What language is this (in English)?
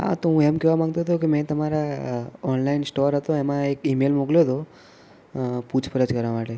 Gujarati